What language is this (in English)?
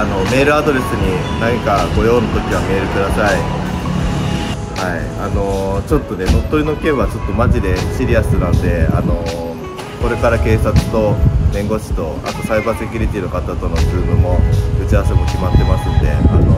Japanese